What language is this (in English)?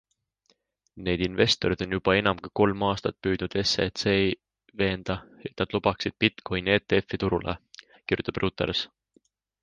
Estonian